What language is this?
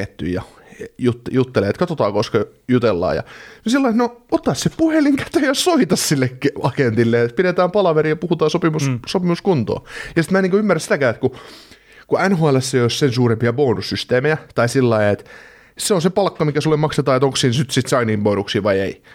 Finnish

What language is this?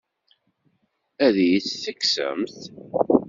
Kabyle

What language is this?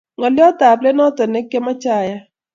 Kalenjin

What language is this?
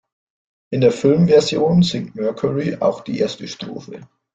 German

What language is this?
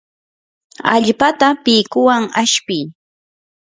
Yanahuanca Pasco Quechua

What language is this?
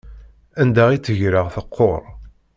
Kabyle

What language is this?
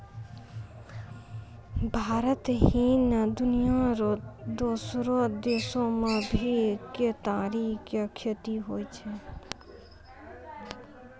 Maithili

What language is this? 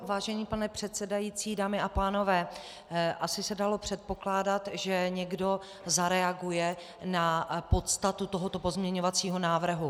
Czech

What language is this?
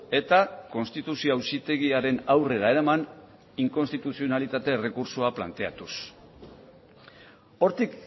Basque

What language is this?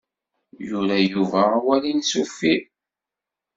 Kabyle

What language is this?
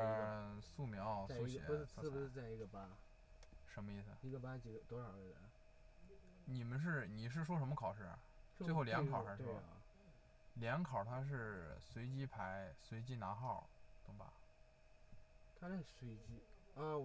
Chinese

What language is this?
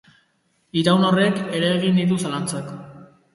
Basque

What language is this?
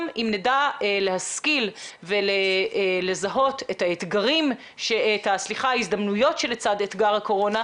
Hebrew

